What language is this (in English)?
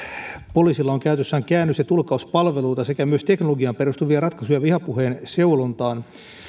Finnish